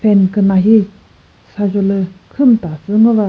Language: Chokri Naga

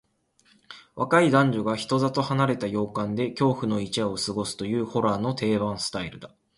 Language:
Japanese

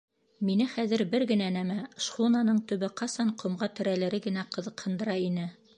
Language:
Bashkir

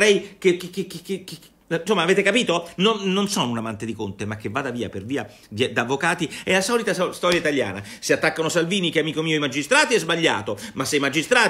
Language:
Italian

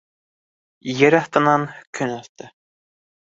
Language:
Bashkir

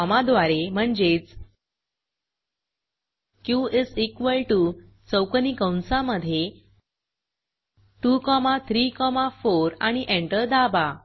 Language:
Marathi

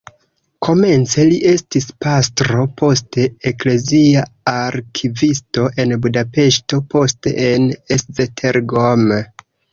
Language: Esperanto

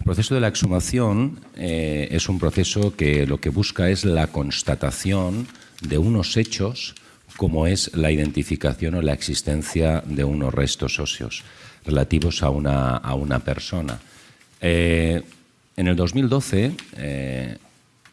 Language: Spanish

